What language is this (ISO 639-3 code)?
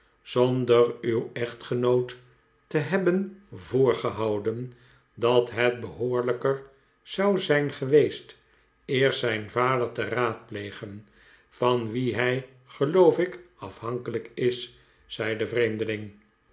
nld